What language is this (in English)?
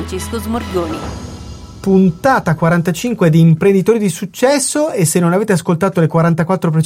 Italian